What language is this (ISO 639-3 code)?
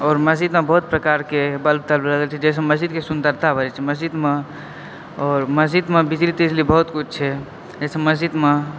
mai